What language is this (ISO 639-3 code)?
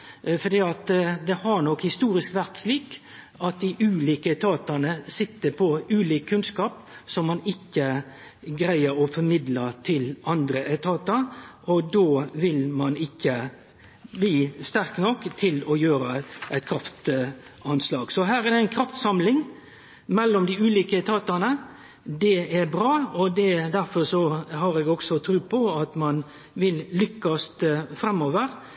nno